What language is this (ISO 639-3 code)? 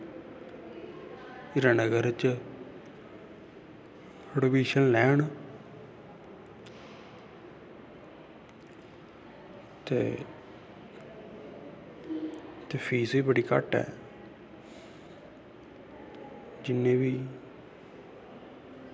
doi